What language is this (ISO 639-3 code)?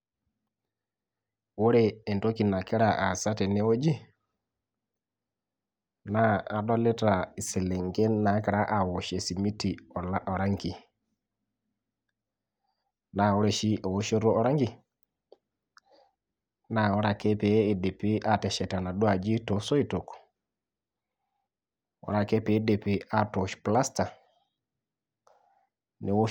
mas